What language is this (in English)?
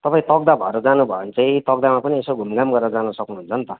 Nepali